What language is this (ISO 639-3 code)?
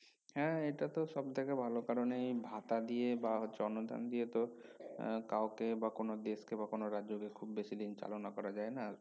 ben